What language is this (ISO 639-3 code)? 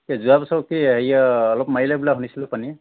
asm